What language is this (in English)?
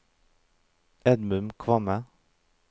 Norwegian